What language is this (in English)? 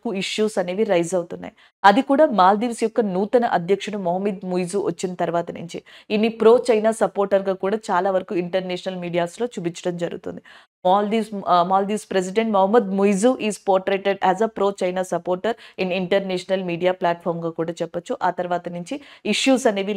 Telugu